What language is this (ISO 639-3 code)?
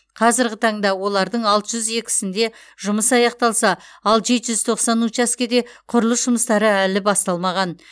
kaz